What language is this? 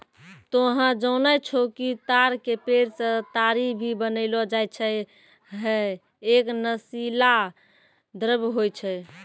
Maithili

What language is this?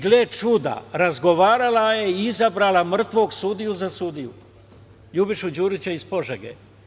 Serbian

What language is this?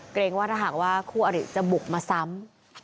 Thai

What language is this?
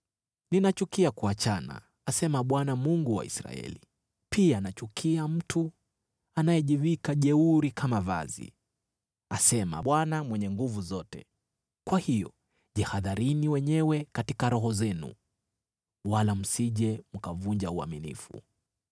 Swahili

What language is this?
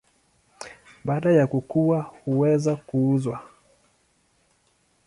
Swahili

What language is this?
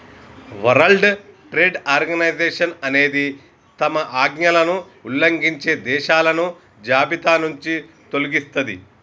Telugu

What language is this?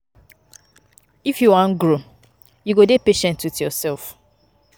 Nigerian Pidgin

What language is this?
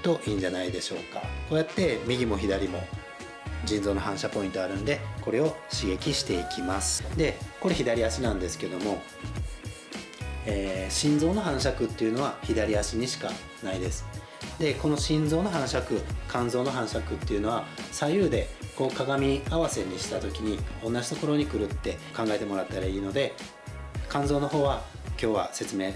Japanese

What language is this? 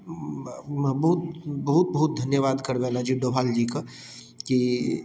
Maithili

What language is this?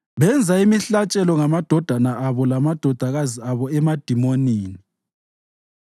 North Ndebele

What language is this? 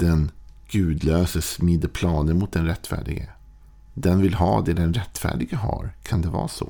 Swedish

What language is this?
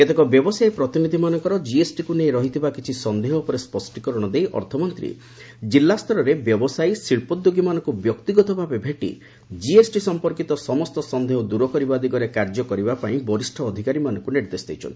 Odia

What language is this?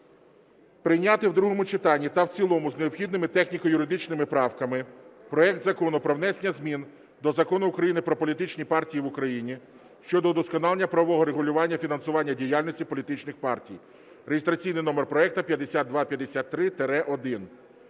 Ukrainian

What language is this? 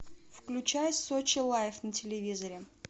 Russian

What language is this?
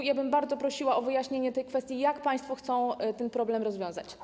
Polish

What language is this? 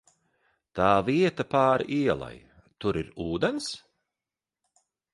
Latvian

